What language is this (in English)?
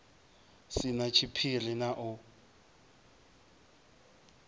Venda